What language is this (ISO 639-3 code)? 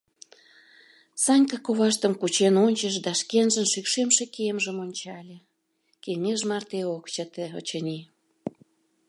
chm